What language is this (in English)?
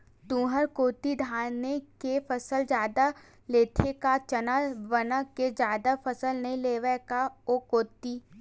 Chhattisgarhi